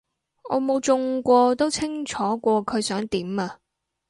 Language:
Cantonese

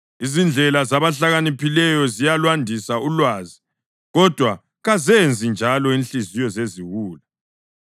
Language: North Ndebele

